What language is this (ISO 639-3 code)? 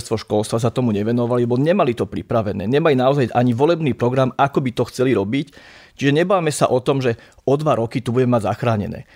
slk